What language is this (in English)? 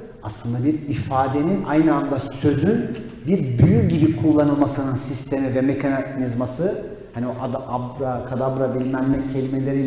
Turkish